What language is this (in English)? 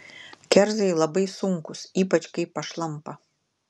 Lithuanian